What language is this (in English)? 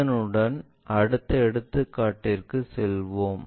Tamil